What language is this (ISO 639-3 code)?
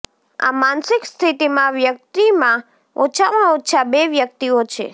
guj